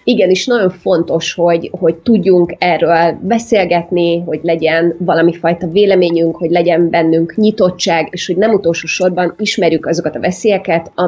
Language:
Hungarian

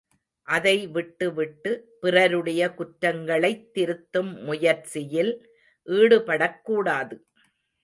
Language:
Tamil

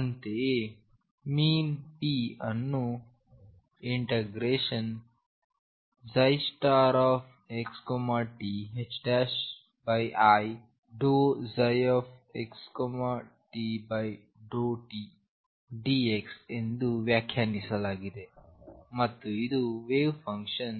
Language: Kannada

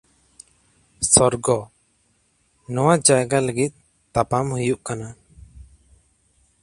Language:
Santali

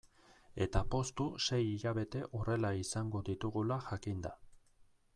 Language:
Basque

